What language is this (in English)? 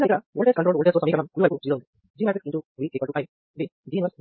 Telugu